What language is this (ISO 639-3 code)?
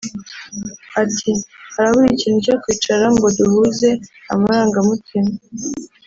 kin